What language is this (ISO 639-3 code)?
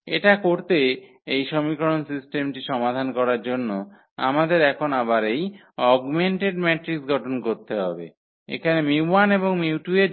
ben